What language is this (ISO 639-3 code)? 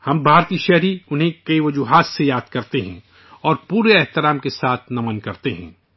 urd